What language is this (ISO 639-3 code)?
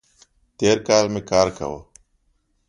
pus